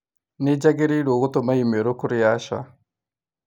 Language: Kikuyu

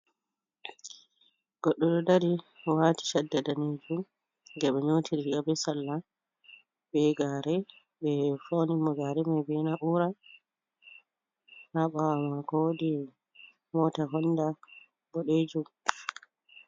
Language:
Fula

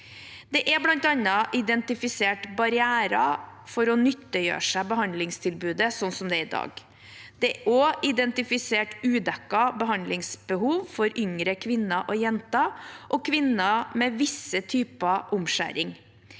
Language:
Norwegian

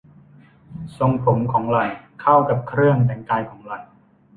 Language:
Thai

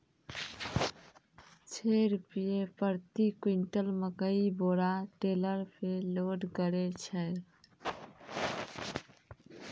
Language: Maithili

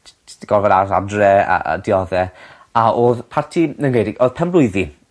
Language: Welsh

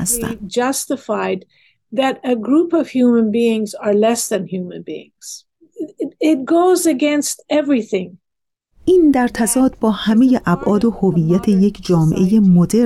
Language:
Persian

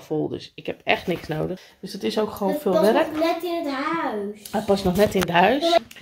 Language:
Dutch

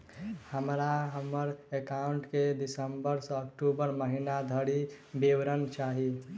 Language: Maithili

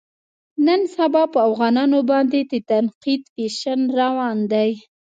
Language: Pashto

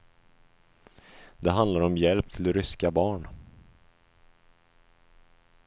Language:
Swedish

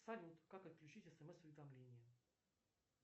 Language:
Russian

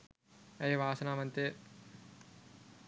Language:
Sinhala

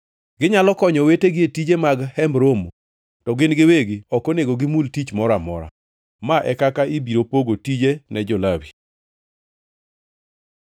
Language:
Luo (Kenya and Tanzania)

